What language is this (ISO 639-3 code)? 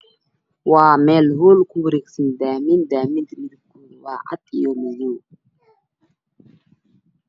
som